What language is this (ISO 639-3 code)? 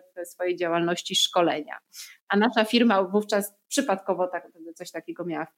pol